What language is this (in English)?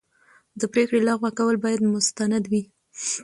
Pashto